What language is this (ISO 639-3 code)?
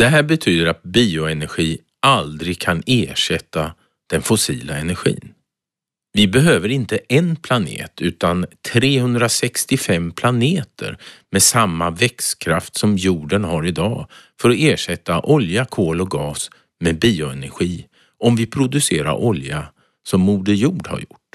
swe